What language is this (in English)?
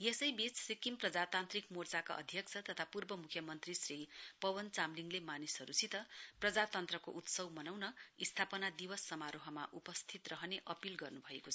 Nepali